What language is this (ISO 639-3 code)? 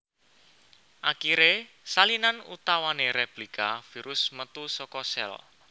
jav